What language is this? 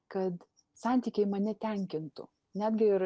Lithuanian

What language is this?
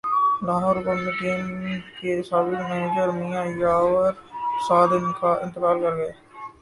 Urdu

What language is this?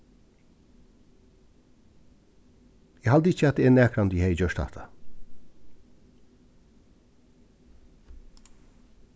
Faroese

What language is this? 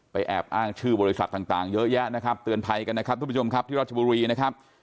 Thai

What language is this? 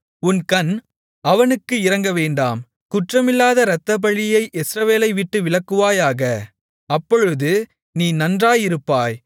Tamil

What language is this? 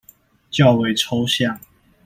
Chinese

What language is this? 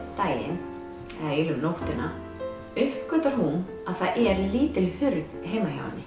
Icelandic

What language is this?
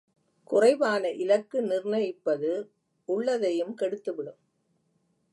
Tamil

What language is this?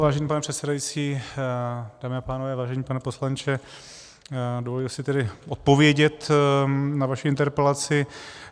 Czech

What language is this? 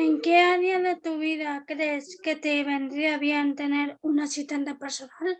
Spanish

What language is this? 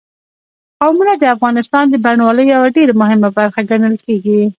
Pashto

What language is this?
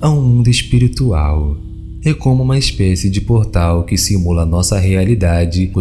Portuguese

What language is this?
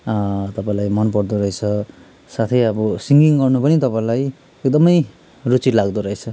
Nepali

